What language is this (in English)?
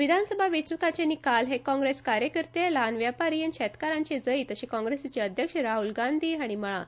Konkani